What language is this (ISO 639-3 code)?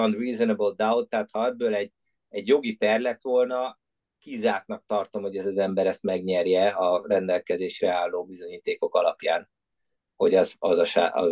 hun